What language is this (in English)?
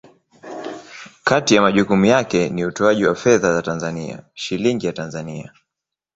Swahili